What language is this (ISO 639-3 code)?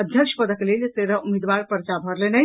mai